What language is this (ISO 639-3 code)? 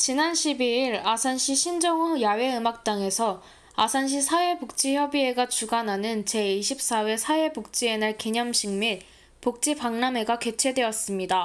kor